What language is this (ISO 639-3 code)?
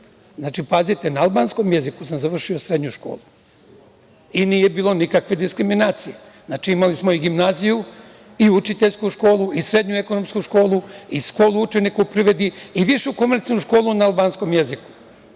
srp